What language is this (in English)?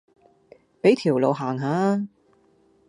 Cantonese